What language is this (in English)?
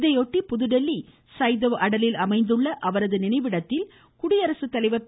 Tamil